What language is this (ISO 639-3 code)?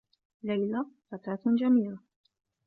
ara